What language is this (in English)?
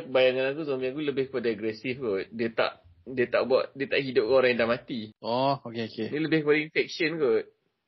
Malay